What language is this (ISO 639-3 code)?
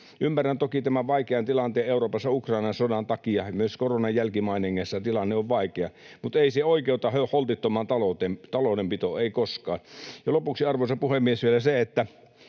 fin